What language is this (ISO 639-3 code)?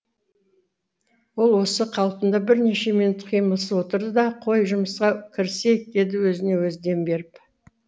kaz